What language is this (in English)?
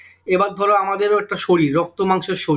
Bangla